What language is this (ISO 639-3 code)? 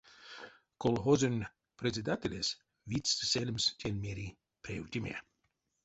myv